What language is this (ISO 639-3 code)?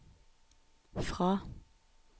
nor